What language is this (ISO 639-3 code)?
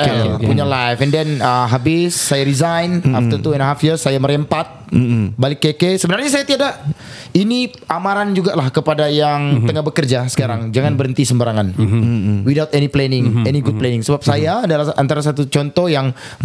msa